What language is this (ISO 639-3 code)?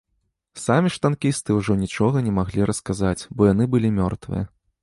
bel